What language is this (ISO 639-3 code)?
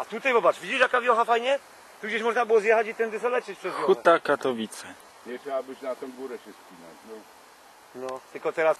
pol